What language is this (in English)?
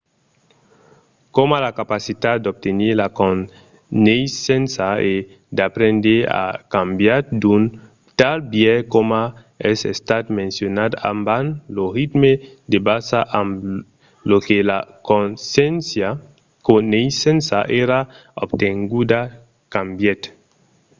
Occitan